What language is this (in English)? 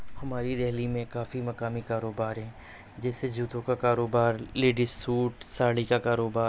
Urdu